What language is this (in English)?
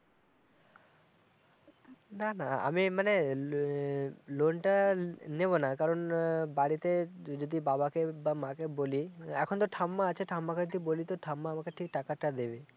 Bangla